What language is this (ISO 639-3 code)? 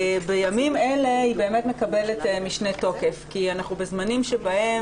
heb